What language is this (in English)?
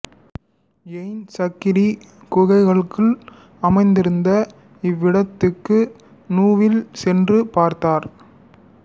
Tamil